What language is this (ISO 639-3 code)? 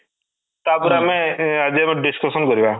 ori